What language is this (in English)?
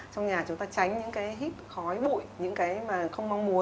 Vietnamese